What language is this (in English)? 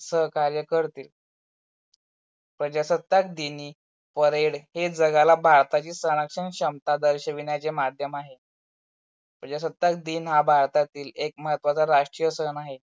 Marathi